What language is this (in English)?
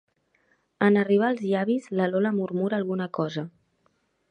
Catalan